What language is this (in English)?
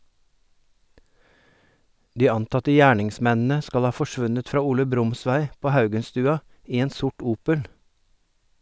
Norwegian